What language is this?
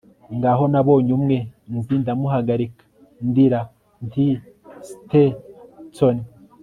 Kinyarwanda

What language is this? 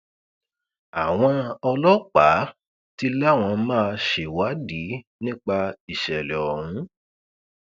Yoruba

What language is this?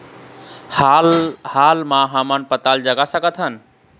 Chhattisgarhi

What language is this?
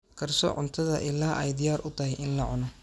Somali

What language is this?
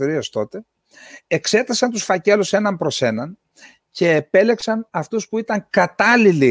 Greek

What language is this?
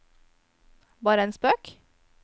Norwegian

